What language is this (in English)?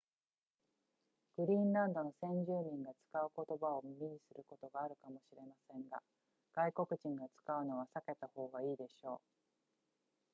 Japanese